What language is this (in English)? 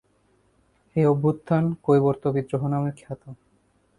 Bangla